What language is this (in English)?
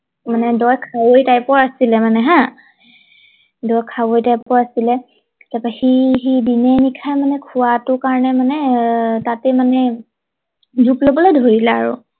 Assamese